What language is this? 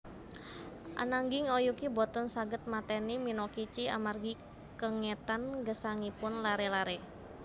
Javanese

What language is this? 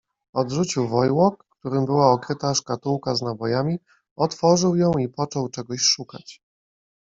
Polish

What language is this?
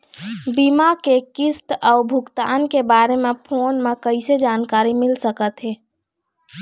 Chhattisgarhi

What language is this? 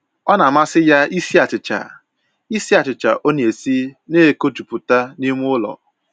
Igbo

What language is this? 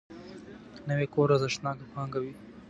Pashto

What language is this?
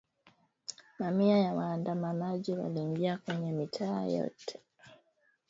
Swahili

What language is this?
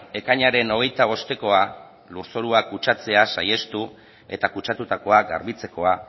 Basque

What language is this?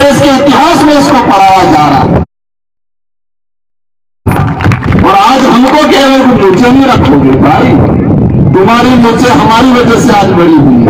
Hindi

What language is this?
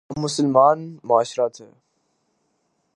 Urdu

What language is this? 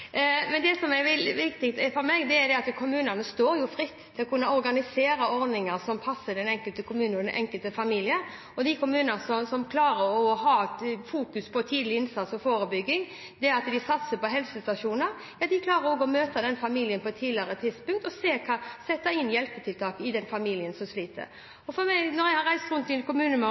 Norwegian Bokmål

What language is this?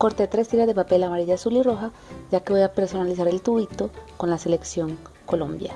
Spanish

